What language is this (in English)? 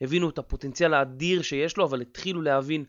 Hebrew